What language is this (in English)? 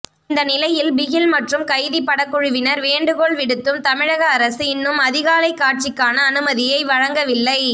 Tamil